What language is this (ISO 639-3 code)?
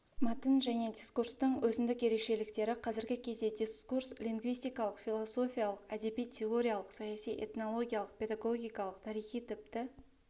kaz